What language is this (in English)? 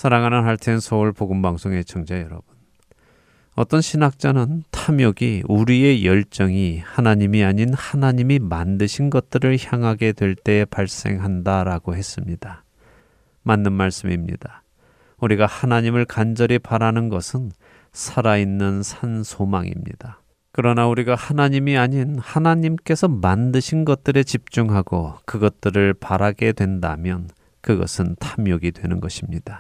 Korean